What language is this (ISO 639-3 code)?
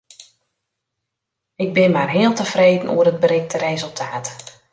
fry